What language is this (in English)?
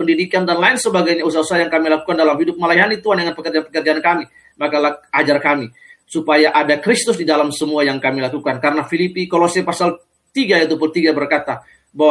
Indonesian